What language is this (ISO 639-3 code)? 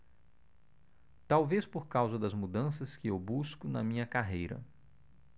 por